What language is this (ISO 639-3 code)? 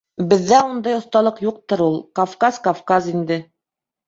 bak